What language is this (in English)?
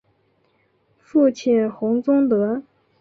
Chinese